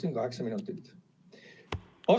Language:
Estonian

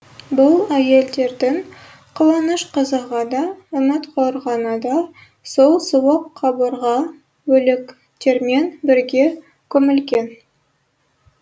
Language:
Kazakh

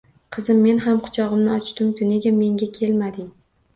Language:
Uzbek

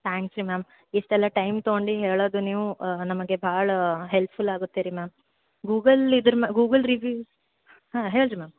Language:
Kannada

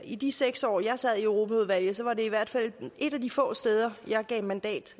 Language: Danish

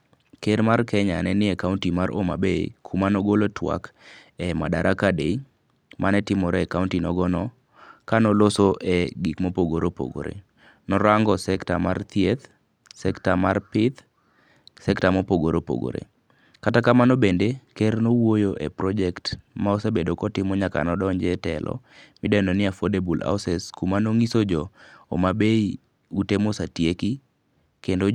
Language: Luo (Kenya and Tanzania)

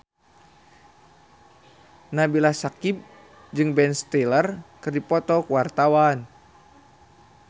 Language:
Sundanese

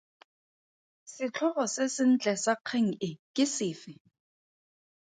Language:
Tswana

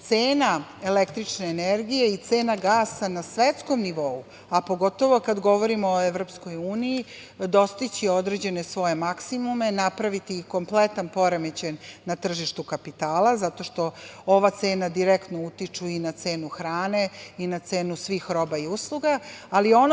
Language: Serbian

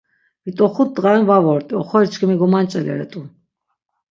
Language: Laz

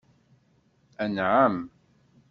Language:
Kabyle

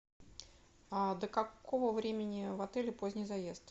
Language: Russian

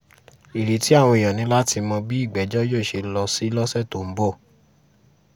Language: Yoruba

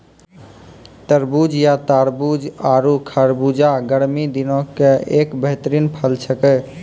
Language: Maithili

